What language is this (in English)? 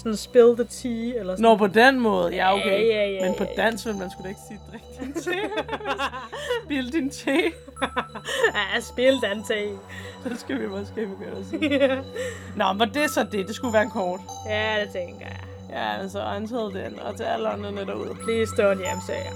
Danish